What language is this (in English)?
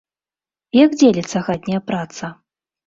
Belarusian